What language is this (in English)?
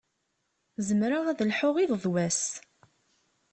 Kabyle